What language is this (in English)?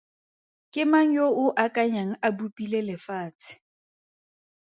Tswana